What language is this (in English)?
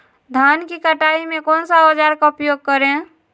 Magahi